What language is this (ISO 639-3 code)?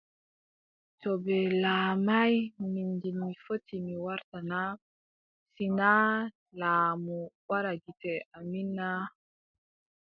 fub